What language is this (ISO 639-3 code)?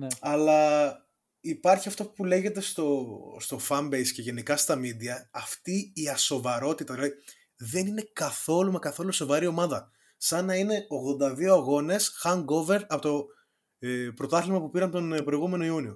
ell